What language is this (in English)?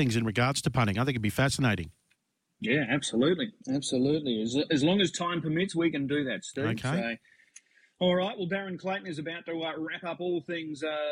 English